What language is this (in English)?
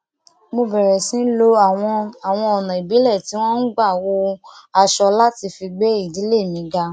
Yoruba